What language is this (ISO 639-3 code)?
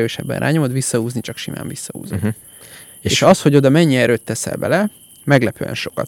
hun